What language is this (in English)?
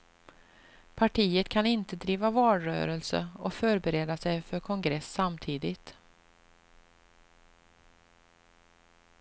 Swedish